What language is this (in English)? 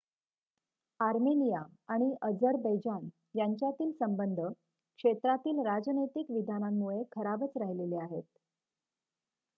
Marathi